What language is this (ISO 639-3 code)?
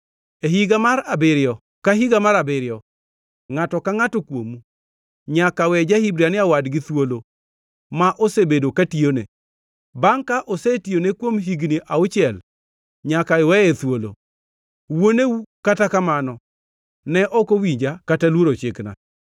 luo